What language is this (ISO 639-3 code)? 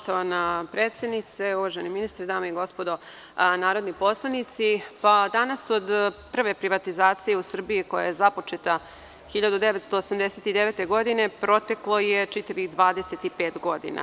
srp